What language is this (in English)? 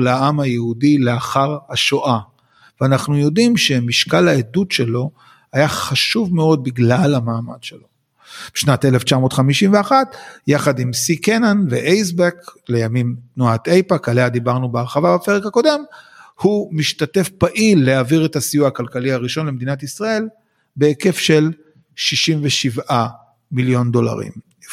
Hebrew